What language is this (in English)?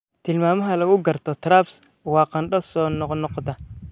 Somali